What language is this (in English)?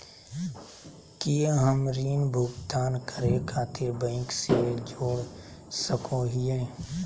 Magahi